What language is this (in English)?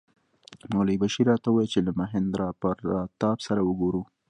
Pashto